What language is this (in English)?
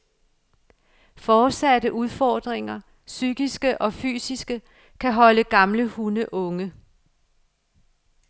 Danish